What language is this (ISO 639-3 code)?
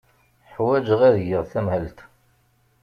kab